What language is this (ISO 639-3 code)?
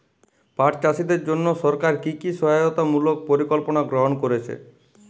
ben